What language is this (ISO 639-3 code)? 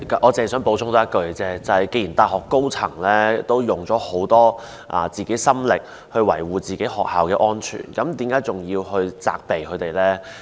yue